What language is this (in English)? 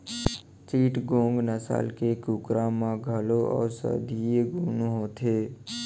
Chhattisgarhi